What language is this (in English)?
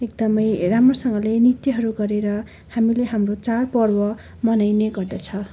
Nepali